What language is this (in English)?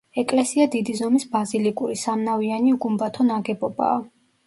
Georgian